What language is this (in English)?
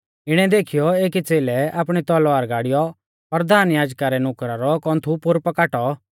Mahasu Pahari